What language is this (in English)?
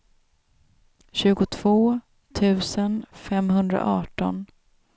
Swedish